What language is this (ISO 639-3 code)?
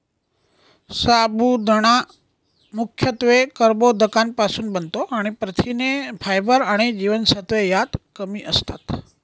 mar